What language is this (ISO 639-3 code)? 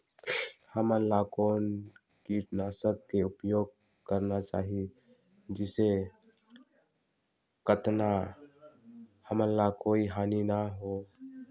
hne